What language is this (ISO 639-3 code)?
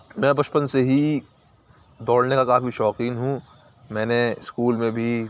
urd